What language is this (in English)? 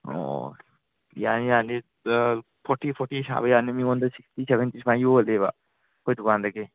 Manipuri